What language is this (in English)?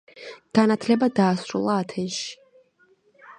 Georgian